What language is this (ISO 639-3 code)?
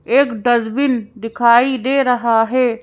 hin